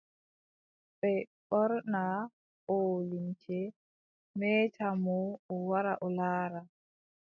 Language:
Adamawa Fulfulde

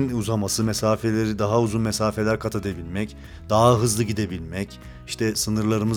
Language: Turkish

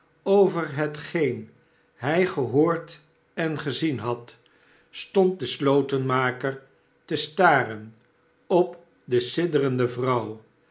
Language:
Dutch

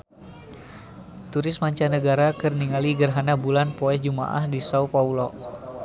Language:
Sundanese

